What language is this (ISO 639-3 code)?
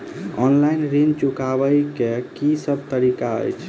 mai